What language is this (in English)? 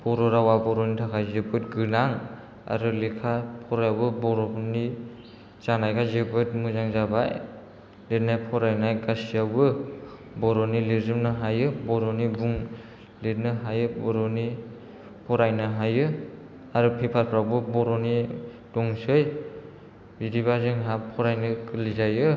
Bodo